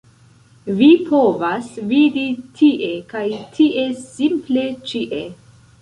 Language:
Esperanto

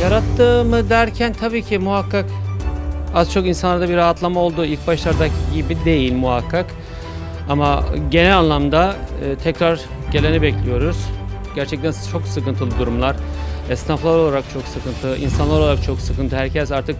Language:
Turkish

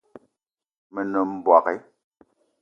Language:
Eton (Cameroon)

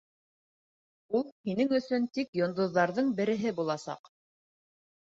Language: Bashkir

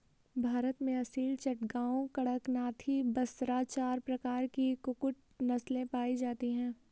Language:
Hindi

